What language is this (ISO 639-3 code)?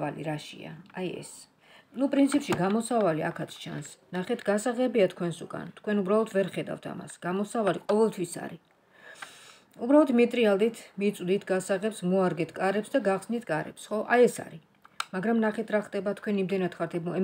ron